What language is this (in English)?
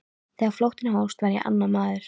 Icelandic